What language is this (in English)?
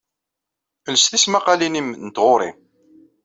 Kabyle